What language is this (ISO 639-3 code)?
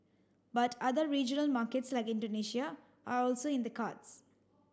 eng